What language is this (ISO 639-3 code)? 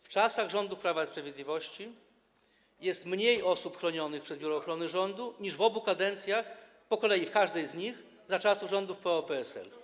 pol